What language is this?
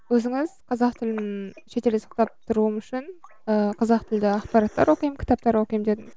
Kazakh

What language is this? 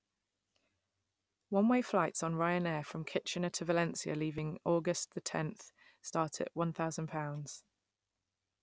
English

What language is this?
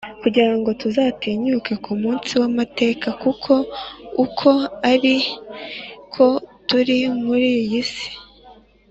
Kinyarwanda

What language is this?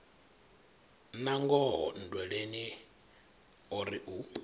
Venda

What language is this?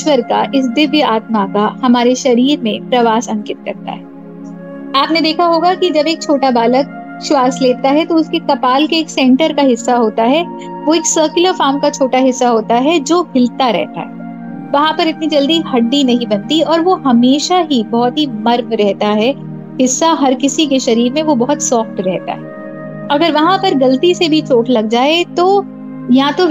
Hindi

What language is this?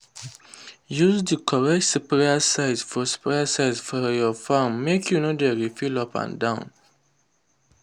Nigerian Pidgin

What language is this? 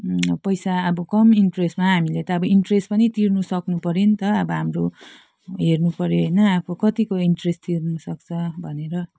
Nepali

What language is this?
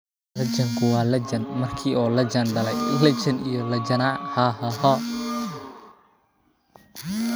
Somali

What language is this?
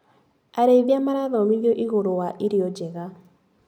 Kikuyu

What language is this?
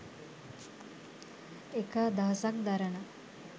Sinhala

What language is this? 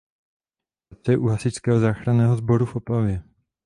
Czech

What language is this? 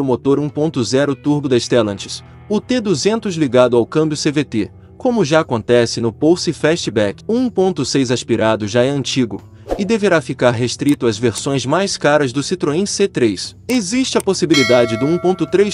Portuguese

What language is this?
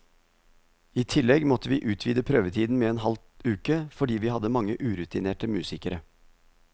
Norwegian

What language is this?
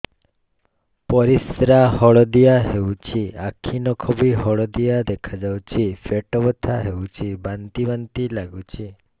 Odia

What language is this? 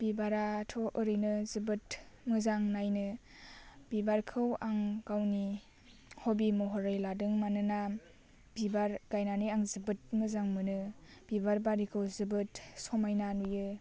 Bodo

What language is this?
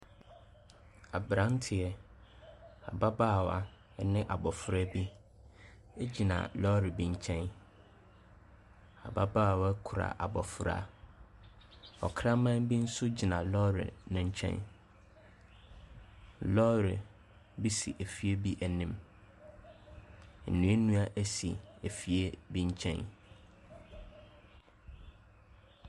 Akan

